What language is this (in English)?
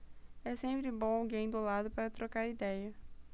Portuguese